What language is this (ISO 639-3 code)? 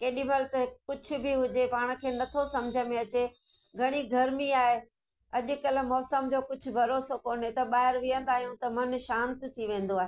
snd